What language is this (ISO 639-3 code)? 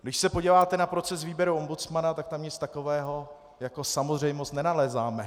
ces